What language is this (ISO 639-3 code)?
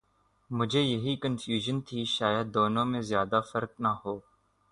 urd